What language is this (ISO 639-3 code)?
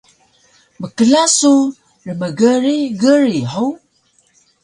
trv